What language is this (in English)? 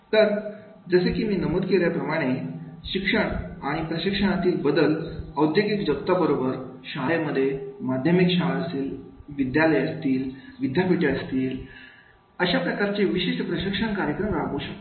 Marathi